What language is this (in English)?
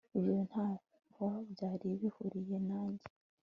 Kinyarwanda